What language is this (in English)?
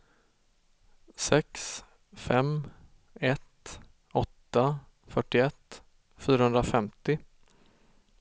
Swedish